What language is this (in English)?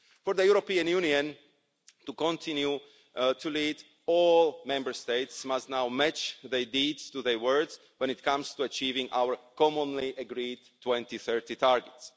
English